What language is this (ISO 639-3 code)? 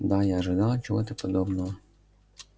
rus